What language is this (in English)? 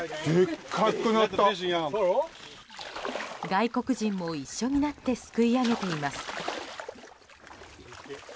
Japanese